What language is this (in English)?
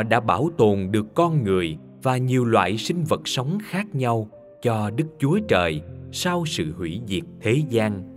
Vietnamese